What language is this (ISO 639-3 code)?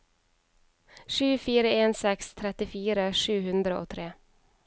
nor